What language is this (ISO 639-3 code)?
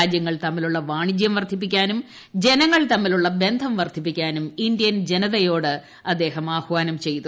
mal